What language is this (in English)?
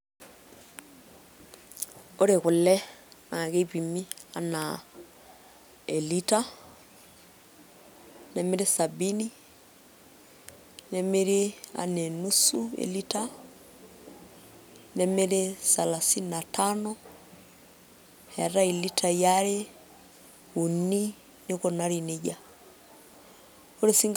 Masai